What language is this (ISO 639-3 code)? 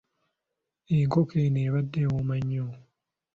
lug